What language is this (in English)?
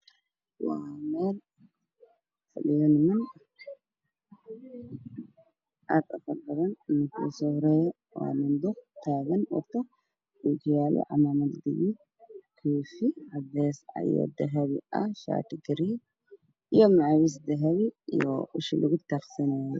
Somali